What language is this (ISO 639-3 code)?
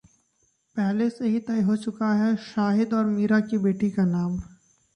hin